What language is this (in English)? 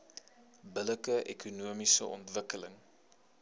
Afrikaans